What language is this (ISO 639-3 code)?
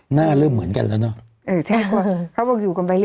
tha